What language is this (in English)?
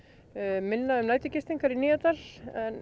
Icelandic